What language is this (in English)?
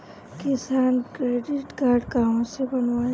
Bhojpuri